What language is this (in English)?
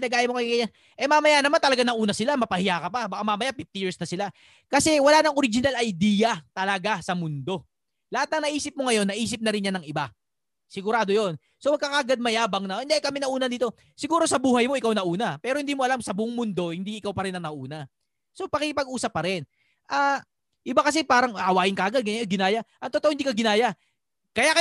Filipino